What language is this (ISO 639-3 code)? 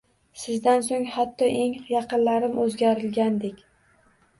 uzb